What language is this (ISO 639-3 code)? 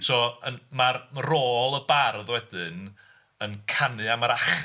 cym